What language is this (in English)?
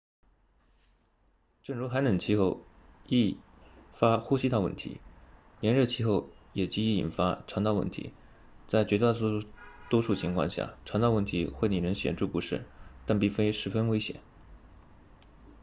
Chinese